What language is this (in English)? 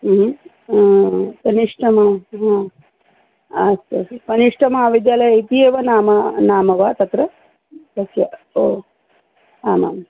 Sanskrit